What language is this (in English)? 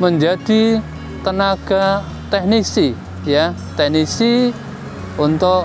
Indonesian